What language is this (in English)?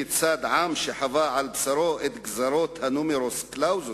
Hebrew